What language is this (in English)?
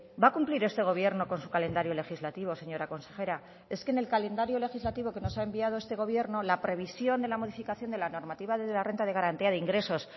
Spanish